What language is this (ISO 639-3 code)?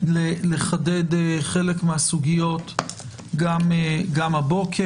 heb